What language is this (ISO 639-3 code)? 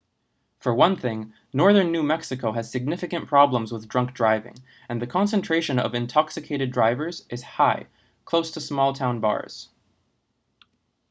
eng